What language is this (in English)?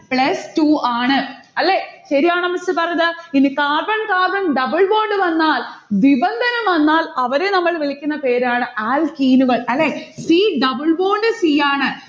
Malayalam